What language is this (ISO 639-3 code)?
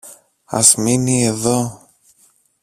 ell